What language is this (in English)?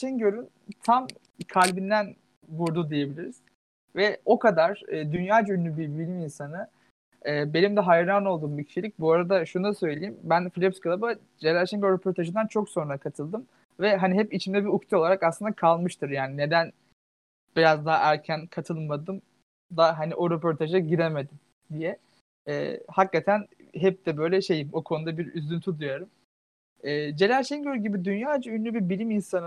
Turkish